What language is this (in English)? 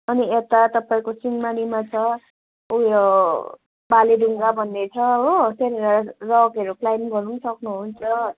Nepali